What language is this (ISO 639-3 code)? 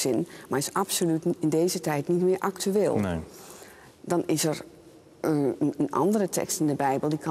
nld